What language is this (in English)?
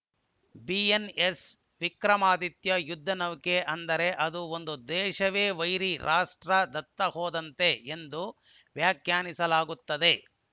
Kannada